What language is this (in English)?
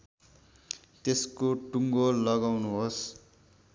Nepali